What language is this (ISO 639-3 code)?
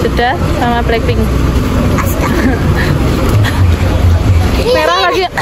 ind